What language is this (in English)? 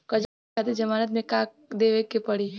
Bhojpuri